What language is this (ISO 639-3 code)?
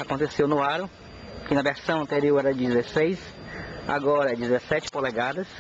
por